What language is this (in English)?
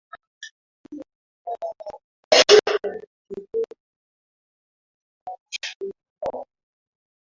Swahili